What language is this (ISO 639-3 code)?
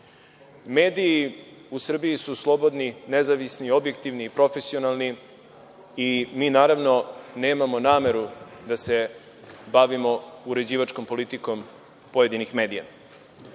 srp